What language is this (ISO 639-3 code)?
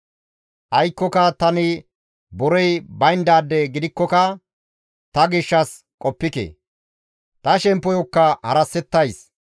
gmv